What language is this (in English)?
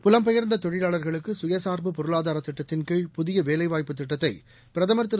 Tamil